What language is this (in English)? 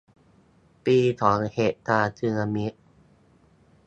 Thai